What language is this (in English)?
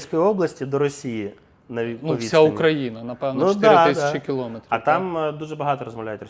Ukrainian